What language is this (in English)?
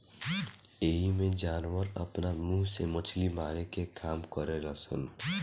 Bhojpuri